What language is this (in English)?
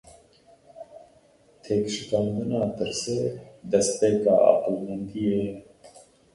Kurdish